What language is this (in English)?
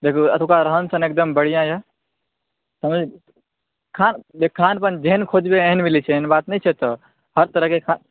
Maithili